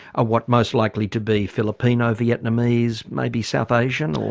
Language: English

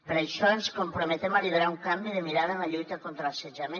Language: Catalan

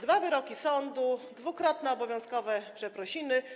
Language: Polish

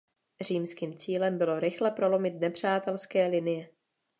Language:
Czech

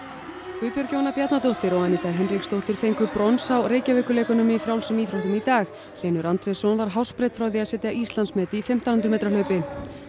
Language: Icelandic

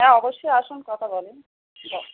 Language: Bangla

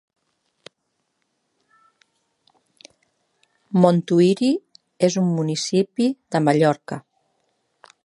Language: Catalan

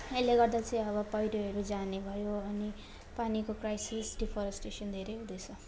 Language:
Nepali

